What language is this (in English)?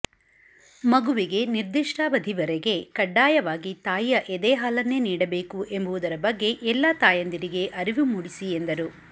Kannada